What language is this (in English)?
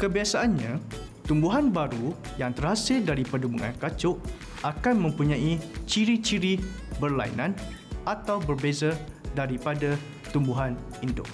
Malay